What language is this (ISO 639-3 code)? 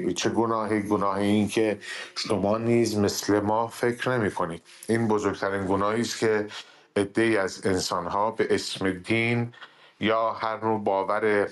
fas